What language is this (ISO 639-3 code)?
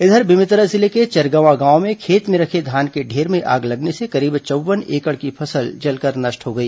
hin